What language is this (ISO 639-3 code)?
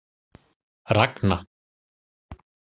isl